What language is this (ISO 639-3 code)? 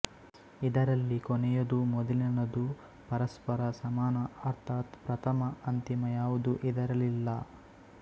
kan